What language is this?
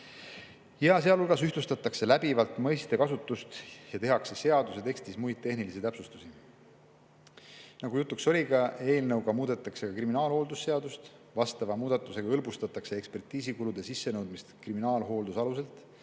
Estonian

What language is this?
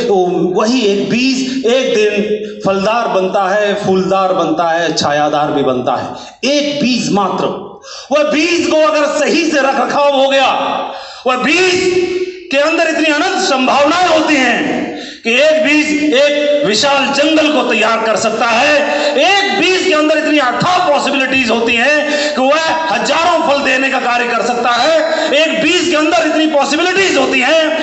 Hindi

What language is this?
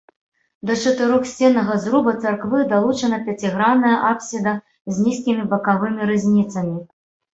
Belarusian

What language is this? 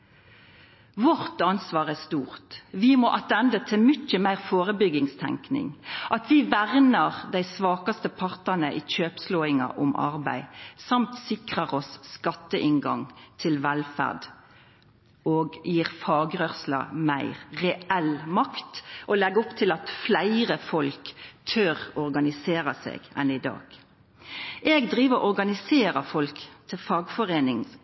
Norwegian Nynorsk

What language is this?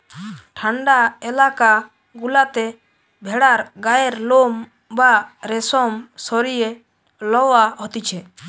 Bangla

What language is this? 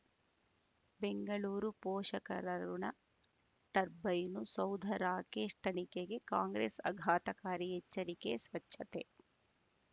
Kannada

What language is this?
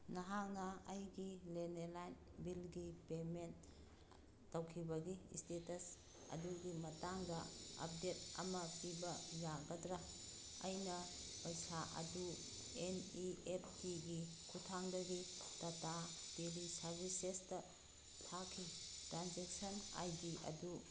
Manipuri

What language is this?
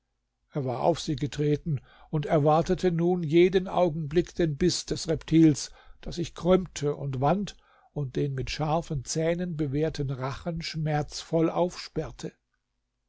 German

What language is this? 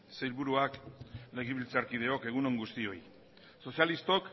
Basque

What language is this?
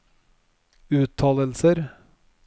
Norwegian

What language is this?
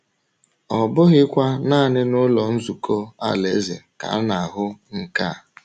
Igbo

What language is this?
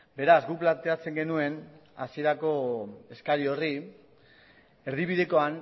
Basque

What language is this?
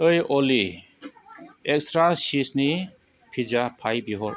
Bodo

